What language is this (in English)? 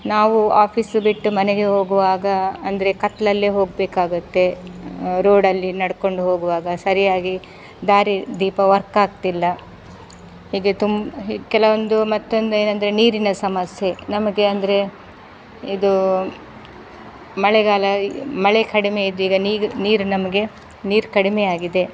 Kannada